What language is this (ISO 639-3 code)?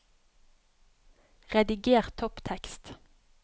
nor